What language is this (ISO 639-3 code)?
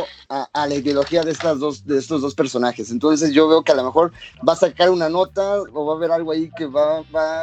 spa